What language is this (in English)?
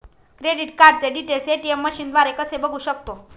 Marathi